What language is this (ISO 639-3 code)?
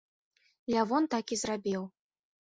bel